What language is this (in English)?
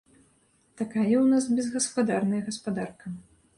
Belarusian